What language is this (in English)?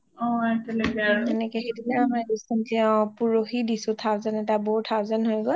Assamese